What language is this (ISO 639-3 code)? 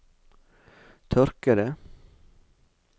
nor